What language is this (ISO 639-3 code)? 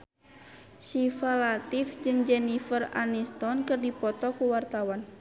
sun